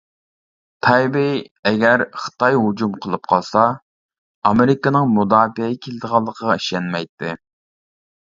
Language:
Uyghur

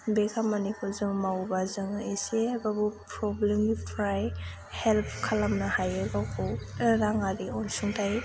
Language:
Bodo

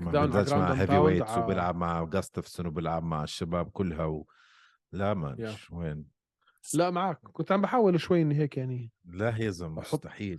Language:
Arabic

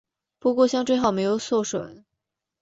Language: Chinese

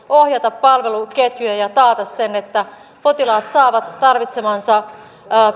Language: Finnish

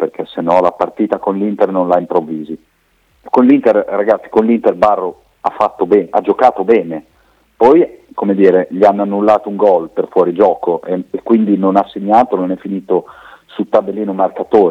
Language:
Italian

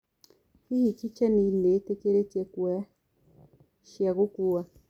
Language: Kikuyu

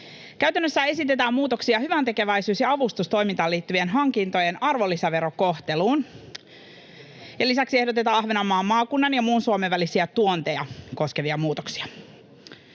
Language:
Finnish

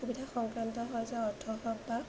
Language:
Assamese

